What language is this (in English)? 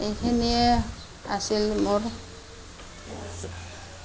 Assamese